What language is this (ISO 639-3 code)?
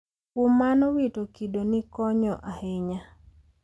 luo